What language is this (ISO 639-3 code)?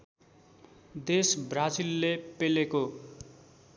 nep